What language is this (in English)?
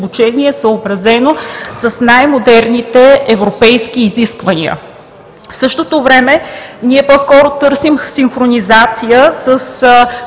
Bulgarian